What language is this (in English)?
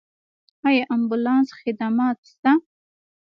Pashto